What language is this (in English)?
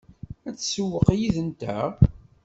Kabyle